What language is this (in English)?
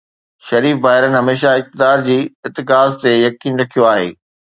Sindhi